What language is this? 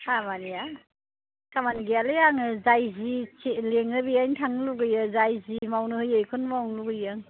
Bodo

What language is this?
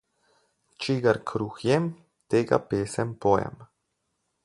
Slovenian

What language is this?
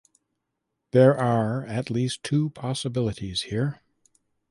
English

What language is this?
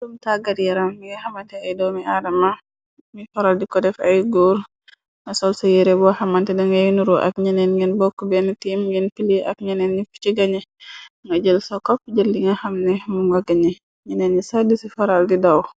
Wolof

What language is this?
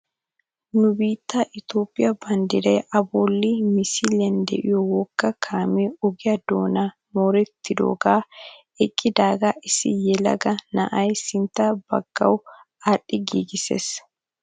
Wolaytta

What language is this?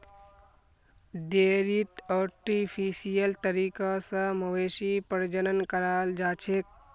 Magahi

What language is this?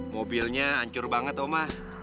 Indonesian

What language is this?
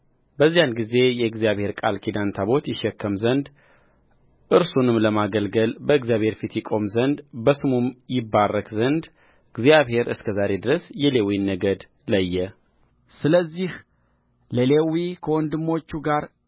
Amharic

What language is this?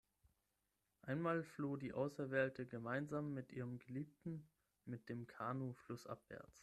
German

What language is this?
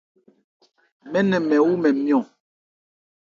Ebrié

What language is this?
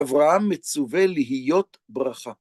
Hebrew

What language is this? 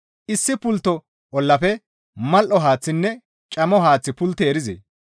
Gamo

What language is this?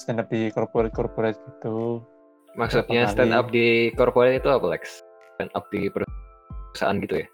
Indonesian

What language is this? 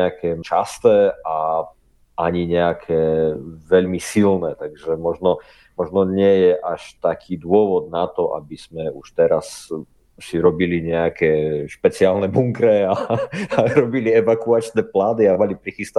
Slovak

